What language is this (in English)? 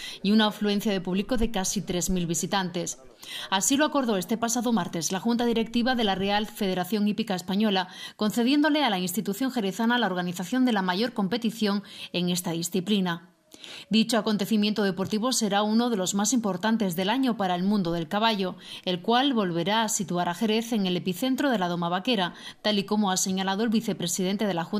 Spanish